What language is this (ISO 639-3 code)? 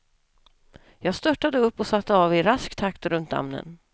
swe